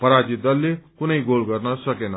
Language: Nepali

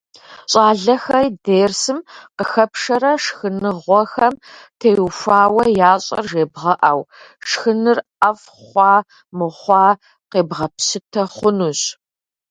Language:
Kabardian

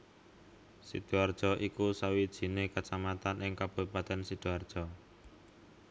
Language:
Javanese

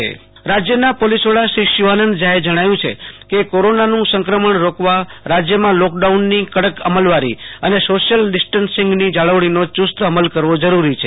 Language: Gujarati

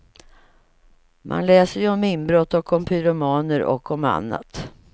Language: Swedish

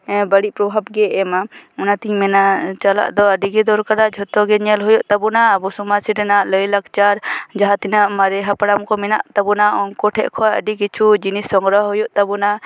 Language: Santali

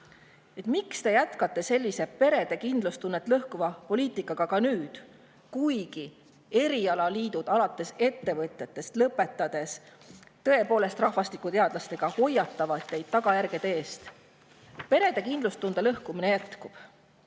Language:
Estonian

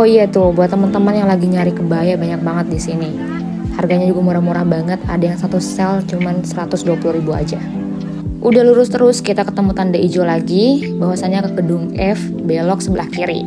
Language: Indonesian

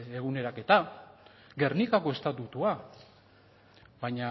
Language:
Basque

